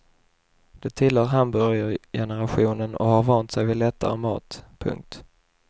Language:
Swedish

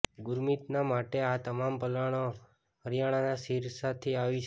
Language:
Gujarati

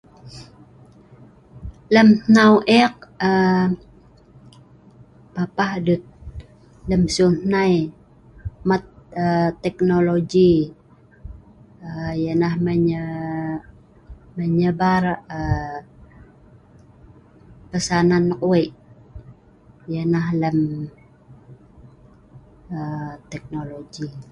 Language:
Sa'ban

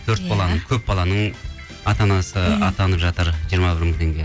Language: Kazakh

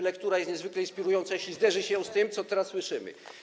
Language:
Polish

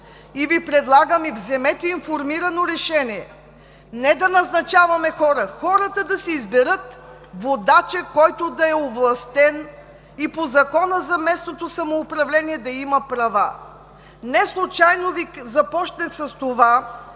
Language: Bulgarian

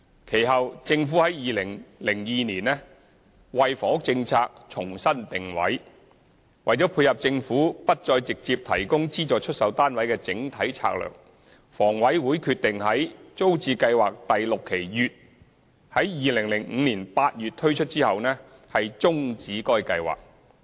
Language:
Cantonese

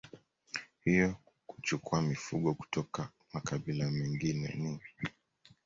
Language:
Swahili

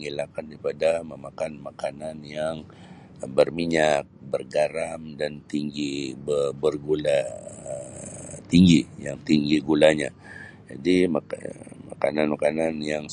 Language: Sabah Malay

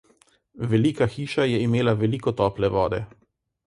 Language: Slovenian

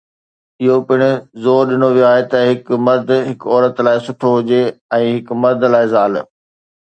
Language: Sindhi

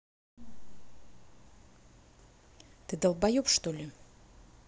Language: Russian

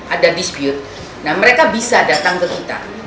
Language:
Indonesian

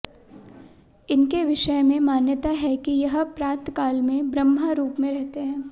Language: Hindi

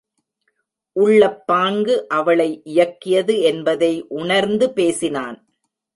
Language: Tamil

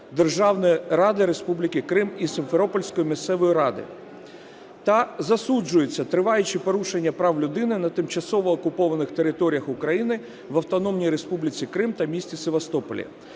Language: Ukrainian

